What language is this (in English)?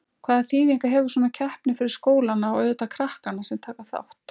Icelandic